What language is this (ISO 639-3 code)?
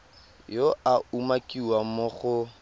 tsn